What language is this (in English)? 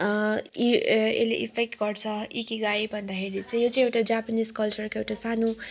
Nepali